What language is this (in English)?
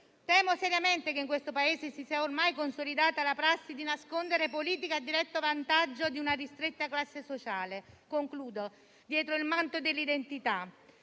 Italian